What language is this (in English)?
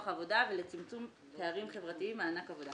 Hebrew